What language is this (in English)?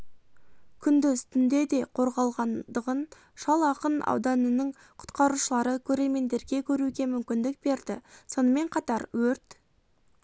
Kazakh